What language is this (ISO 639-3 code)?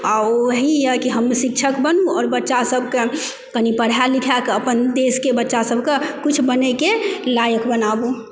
mai